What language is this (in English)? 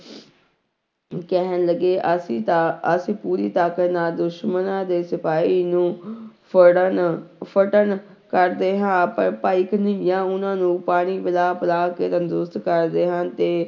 Punjabi